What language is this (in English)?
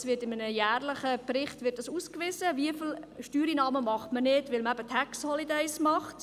Swiss German